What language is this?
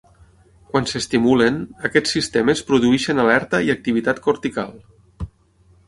Catalan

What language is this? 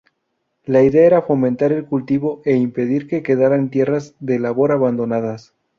Spanish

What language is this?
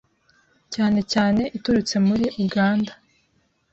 Kinyarwanda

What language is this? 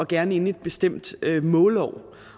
Danish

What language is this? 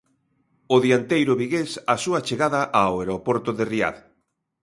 Galician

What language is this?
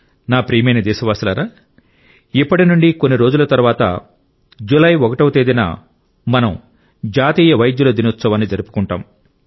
Telugu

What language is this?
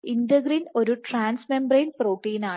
Malayalam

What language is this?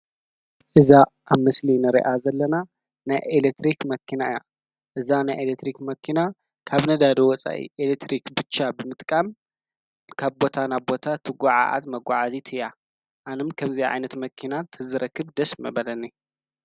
Tigrinya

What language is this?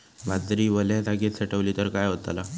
Marathi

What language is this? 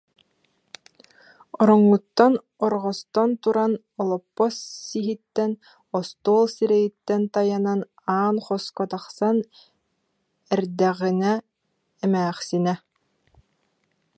Yakut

